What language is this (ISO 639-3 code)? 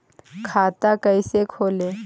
mag